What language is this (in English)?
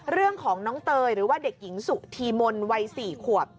Thai